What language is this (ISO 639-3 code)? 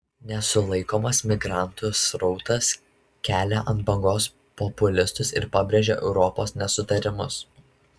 lit